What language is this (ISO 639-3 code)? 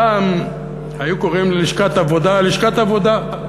heb